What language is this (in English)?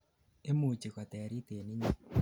Kalenjin